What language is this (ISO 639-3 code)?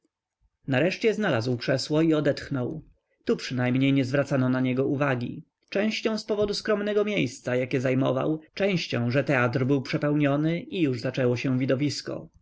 pol